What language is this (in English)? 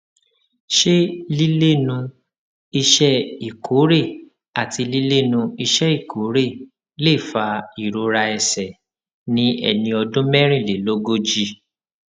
Yoruba